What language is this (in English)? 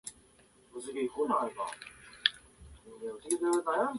Japanese